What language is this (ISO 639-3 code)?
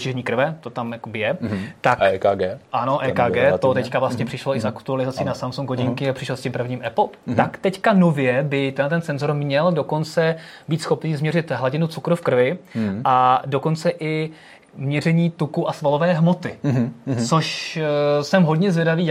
ces